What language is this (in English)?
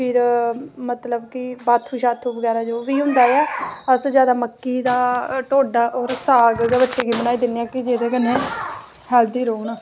Dogri